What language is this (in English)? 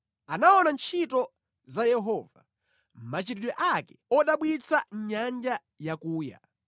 Nyanja